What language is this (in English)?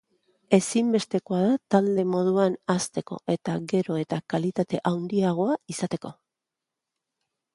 Basque